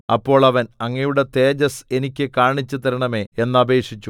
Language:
Malayalam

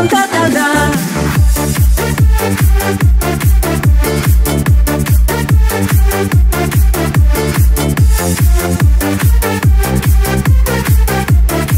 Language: Polish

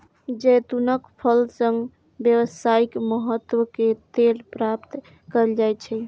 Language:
Maithili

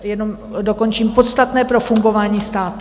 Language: Czech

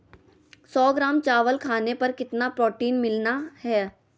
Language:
Magahi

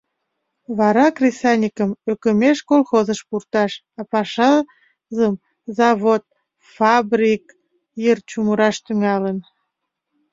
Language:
Mari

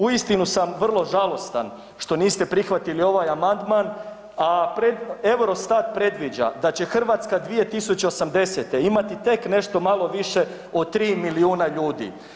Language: Croatian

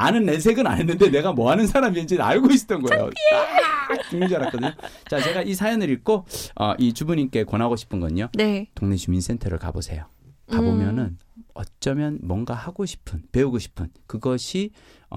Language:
Korean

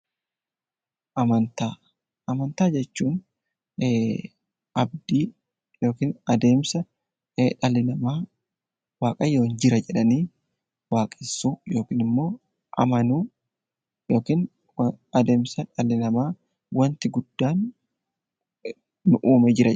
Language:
Oromo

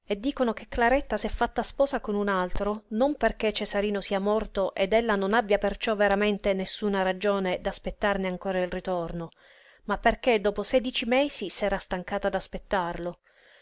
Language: Italian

